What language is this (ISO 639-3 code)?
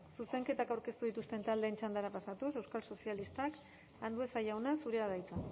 eus